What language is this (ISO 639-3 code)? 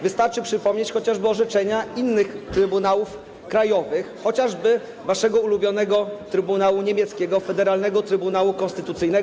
pol